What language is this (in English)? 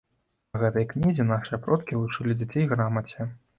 Belarusian